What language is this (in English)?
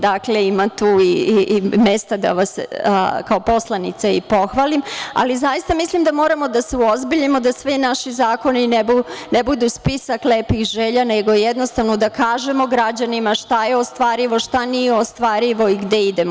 Serbian